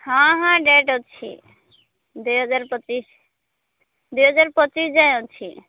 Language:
Odia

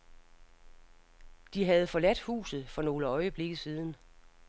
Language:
Danish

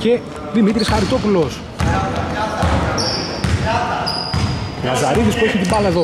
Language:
Greek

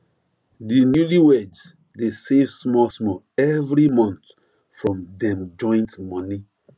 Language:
Nigerian Pidgin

